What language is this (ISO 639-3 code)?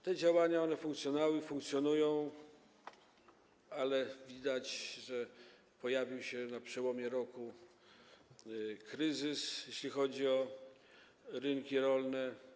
pol